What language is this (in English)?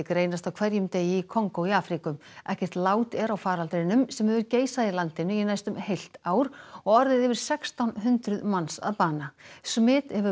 Icelandic